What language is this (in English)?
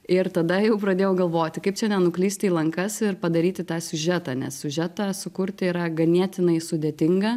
Lithuanian